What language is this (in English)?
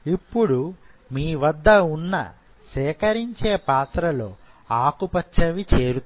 Telugu